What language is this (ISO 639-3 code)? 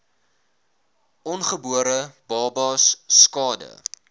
afr